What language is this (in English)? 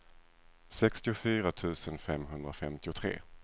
Swedish